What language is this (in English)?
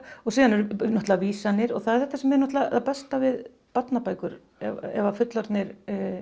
Icelandic